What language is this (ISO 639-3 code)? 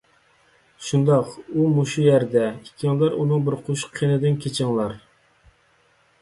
uig